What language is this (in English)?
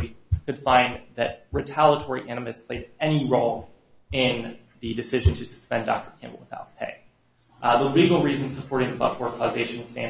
English